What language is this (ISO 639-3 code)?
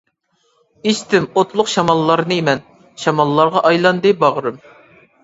uig